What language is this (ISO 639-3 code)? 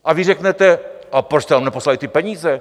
ces